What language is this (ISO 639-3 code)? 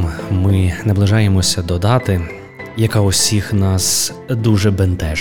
ukr